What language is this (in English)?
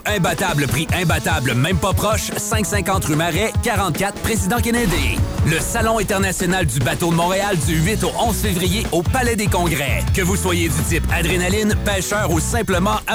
French